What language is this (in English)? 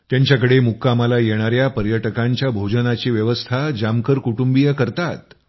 Marathi